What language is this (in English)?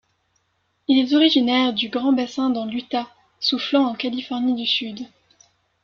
French